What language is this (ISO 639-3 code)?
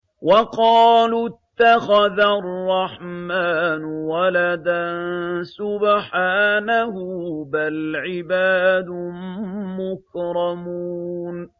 ara